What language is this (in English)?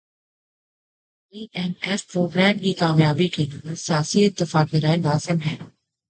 Urdu